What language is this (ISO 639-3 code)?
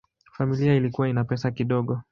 swa